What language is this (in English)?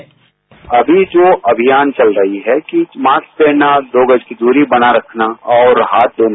Hindi